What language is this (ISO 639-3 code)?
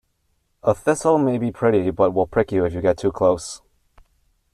eng